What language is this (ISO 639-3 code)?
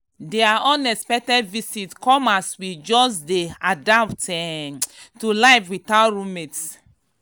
pcm